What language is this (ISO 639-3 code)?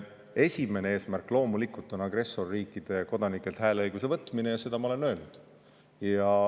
est